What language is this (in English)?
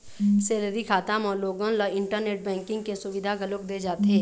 Chhattisgarhi